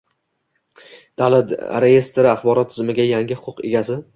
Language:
Uzbek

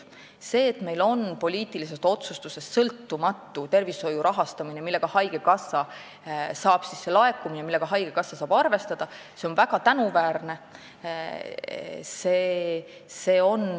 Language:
Estonian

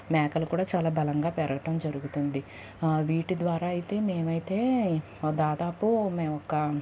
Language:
Telugu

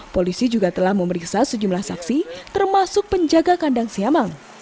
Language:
Indonesian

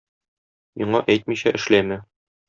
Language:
Tatar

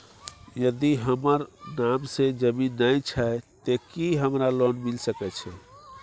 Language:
Maithili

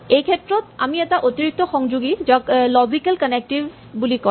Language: Assamese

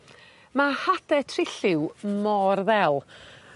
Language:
Welsh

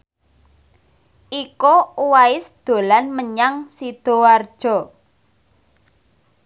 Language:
Javanese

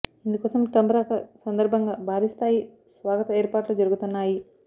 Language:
Telugu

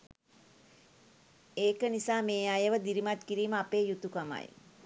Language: Sinhala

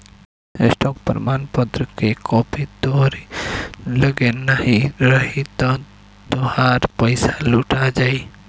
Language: Bhojpuri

